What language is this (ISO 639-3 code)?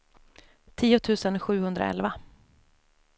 swe